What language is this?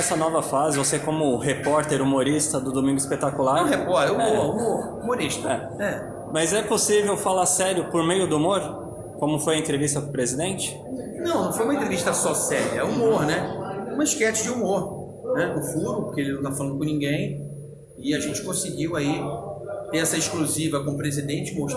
Portuguese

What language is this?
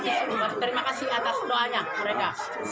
Indonesian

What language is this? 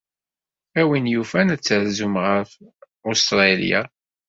Kabyle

